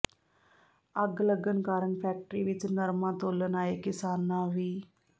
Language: Punjabi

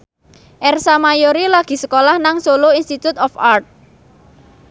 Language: Javanese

